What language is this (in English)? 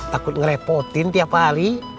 Indonesian